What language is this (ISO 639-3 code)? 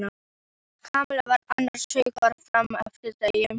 isl